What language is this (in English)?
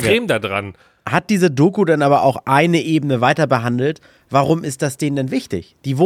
German